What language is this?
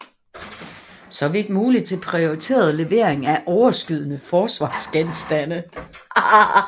Danish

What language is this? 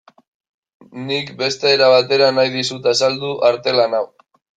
Basque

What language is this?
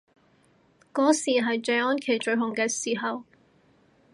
Cantonese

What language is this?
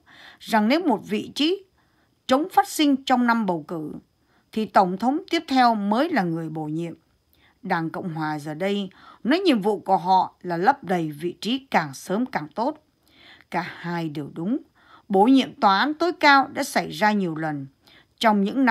Vietnamese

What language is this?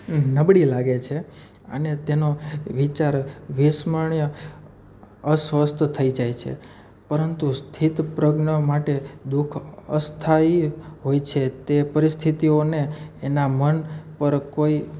Gujarati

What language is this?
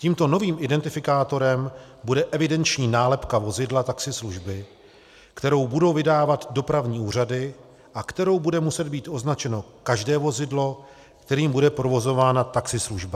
Czech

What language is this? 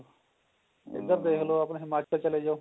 Punjabi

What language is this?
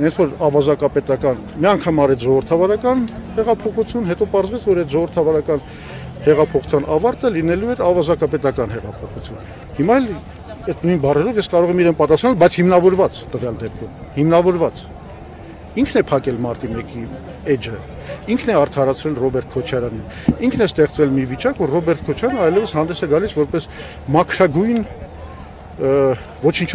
Turkish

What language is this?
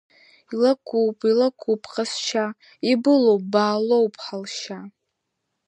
Abkhazian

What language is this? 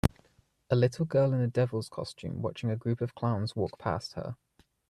English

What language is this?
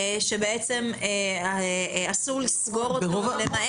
Hebrew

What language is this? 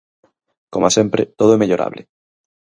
Galician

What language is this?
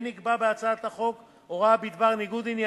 Hebrew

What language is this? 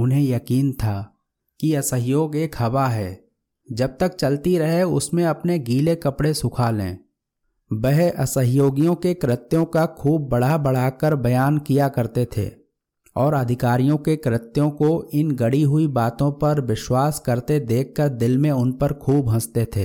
Hindi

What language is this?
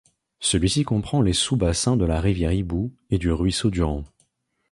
French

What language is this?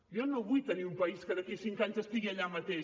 Catalan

